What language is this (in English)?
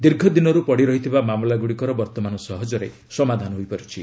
Odia